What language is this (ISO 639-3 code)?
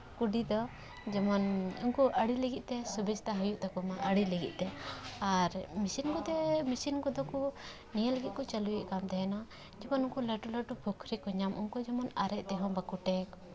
sat